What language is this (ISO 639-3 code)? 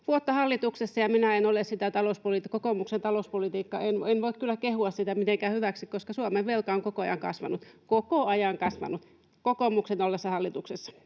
fin